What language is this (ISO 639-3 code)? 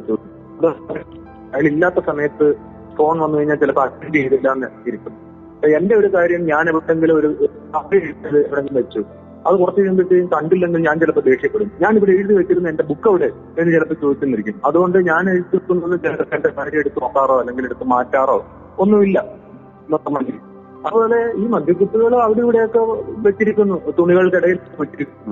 mal